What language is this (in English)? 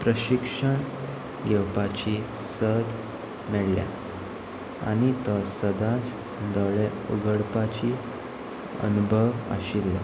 Konkani